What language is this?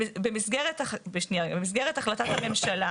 Hebrew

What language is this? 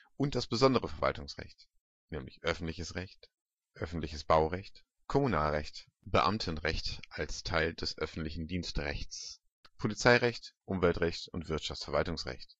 German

